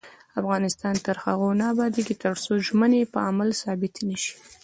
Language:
Pashto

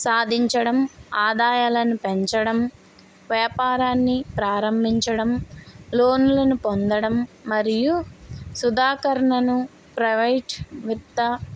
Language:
Telugu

